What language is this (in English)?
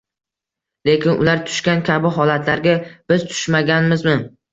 Uzbek